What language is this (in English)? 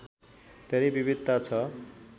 Nepali